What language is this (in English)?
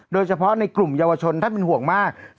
Thai